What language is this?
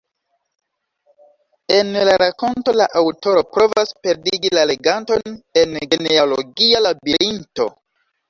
Esperanto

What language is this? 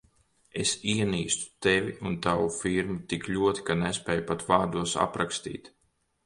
Latvian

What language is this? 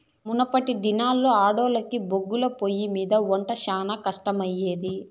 Telugu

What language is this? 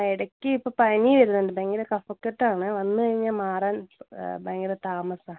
Malayalam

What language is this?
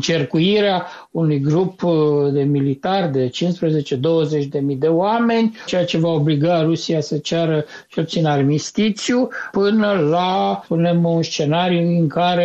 Romanian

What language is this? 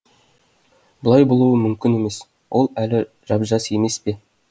Kazakh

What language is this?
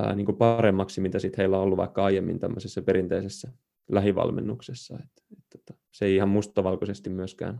Finnish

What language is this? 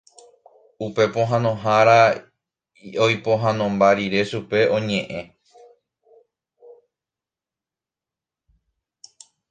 Guarani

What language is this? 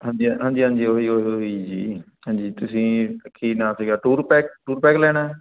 Punjabi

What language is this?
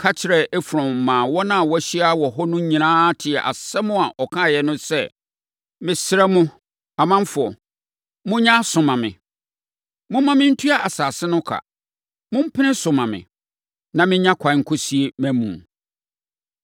Akan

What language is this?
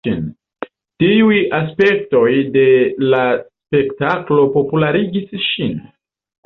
Esperanto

